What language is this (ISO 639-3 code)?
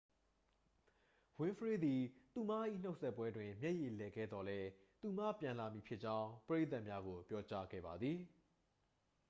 mya